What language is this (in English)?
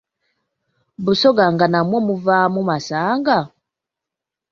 Ganda